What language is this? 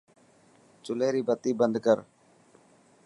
Dhatki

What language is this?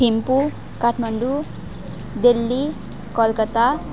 Nepali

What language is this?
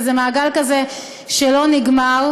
Hebrew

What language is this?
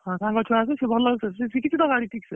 Odia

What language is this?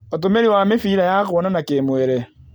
Kikuyu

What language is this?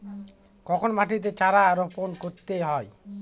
Bangla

